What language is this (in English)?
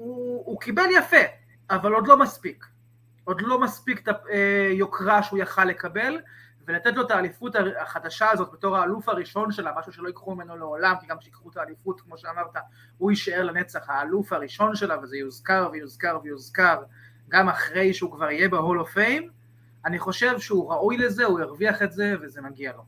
Hebrew